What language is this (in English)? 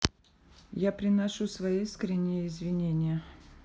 Russian